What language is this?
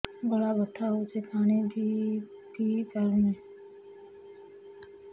Odia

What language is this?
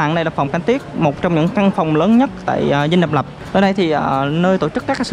Vietnamese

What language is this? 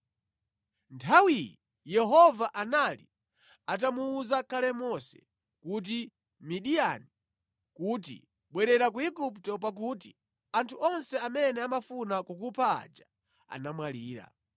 Nyanja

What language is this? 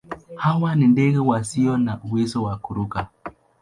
Swahili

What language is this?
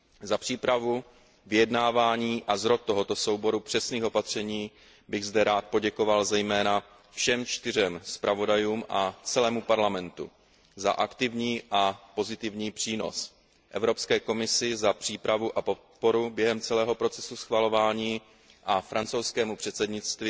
Czech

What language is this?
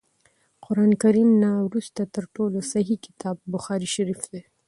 Pashto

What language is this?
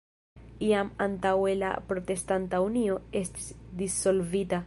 Esperanto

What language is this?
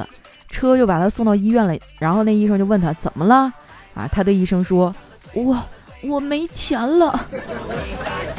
Chinese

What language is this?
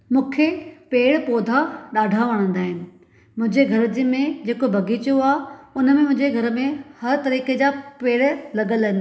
Sindhi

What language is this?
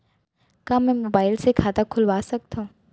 Chhattisgarhi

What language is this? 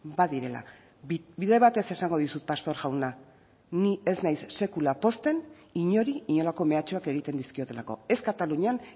Basque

